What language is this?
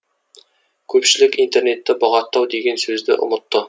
Kazakh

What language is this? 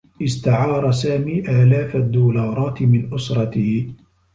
Arabic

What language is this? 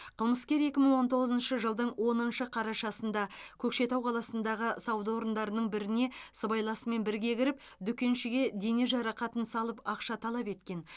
Kazakh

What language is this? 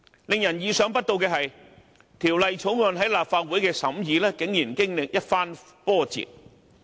Cantonese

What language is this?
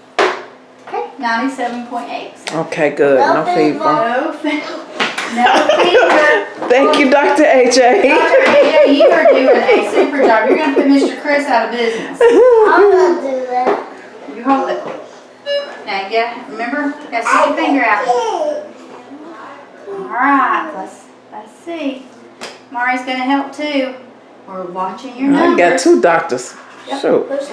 English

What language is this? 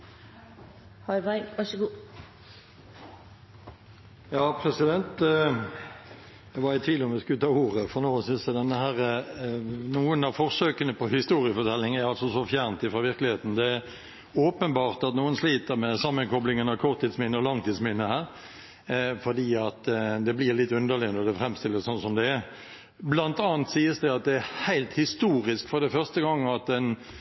Norwegian Bokmål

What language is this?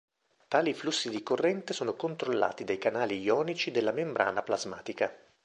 Italian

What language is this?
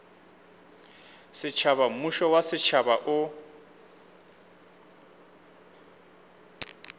Northern Sotho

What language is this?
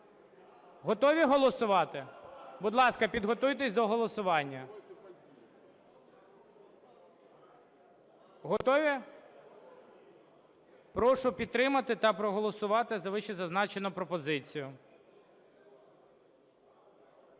Ukrainian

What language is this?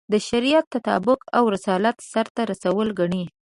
Pashto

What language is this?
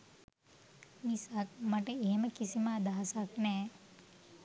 Sinhala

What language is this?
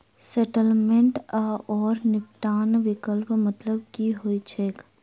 Maithili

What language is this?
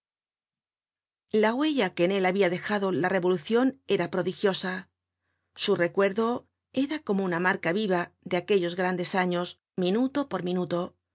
Spanish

